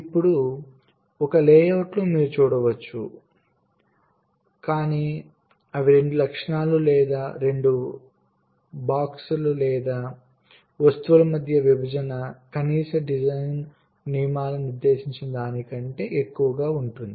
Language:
Telugu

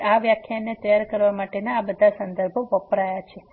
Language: Gujarati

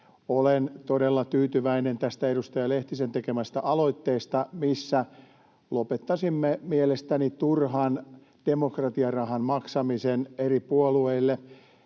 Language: Finnish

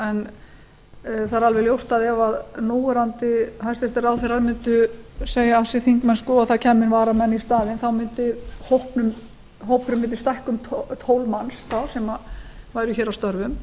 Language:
Icelandic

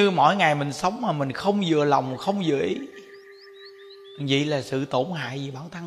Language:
Vietnamese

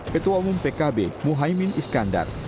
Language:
Indonesian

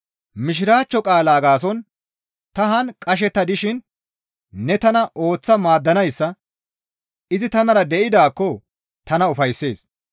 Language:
Gamo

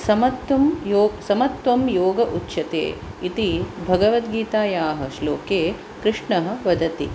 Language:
Sanskrit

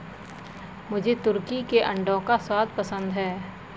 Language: Hindi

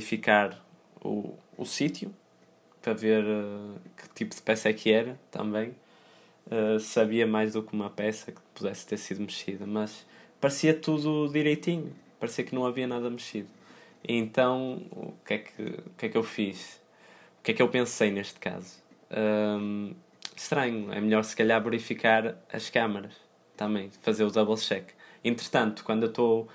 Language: Portuguese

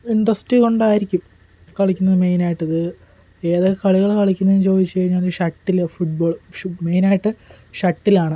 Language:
Malayalam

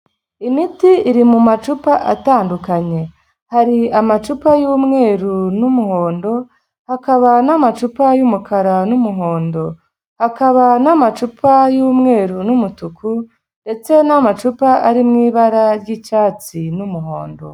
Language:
Kinyarwanda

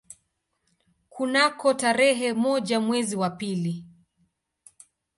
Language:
Swahili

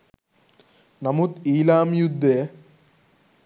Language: Sinhala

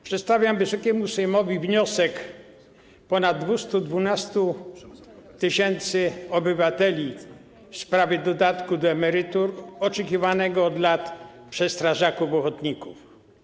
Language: Polish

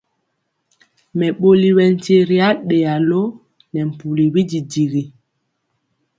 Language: Mpiemo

